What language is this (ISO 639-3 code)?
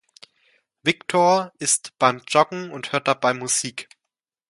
deu